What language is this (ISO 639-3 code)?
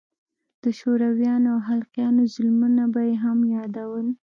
pus